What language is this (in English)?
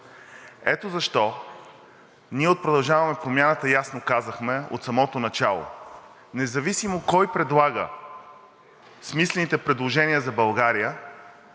Bulgarian